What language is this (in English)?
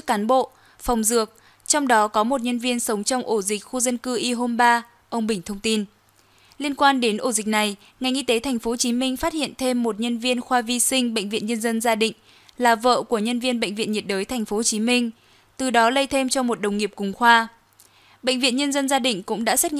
Vietnamese